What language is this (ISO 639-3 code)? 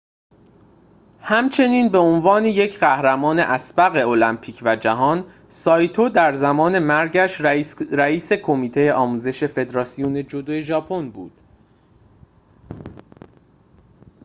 fas